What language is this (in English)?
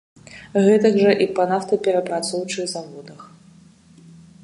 Belarusian